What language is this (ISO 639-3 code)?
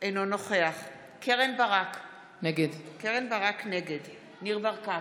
heb